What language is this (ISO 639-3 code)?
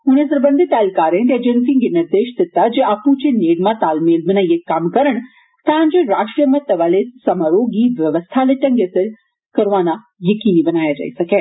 doi